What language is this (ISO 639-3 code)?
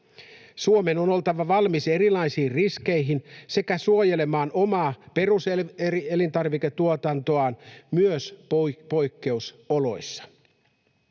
fin